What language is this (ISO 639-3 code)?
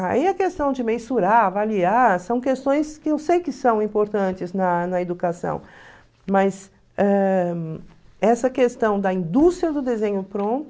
por